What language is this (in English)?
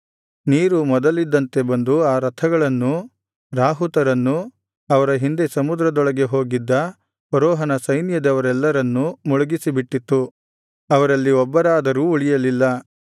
Kannada